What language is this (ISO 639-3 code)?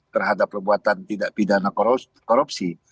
ind